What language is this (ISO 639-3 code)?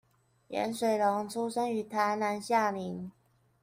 zho